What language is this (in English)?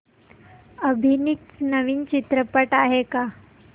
Marathi